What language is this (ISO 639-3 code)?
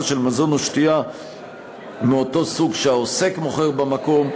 heb